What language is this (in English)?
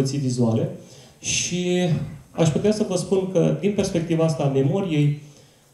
Romanian